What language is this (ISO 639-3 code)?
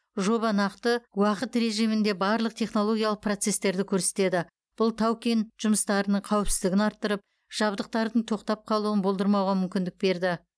kaz